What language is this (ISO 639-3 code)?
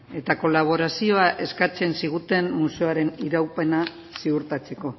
eus